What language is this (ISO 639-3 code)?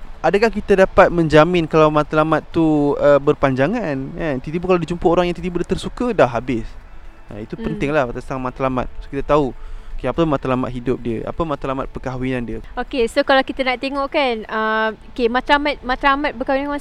msa